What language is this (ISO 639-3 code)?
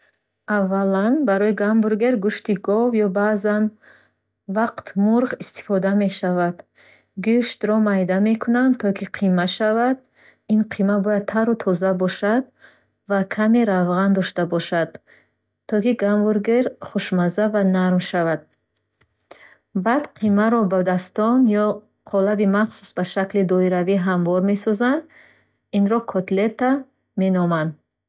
bhh